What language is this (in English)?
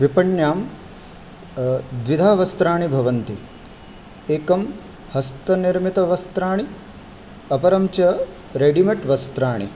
Sanskrit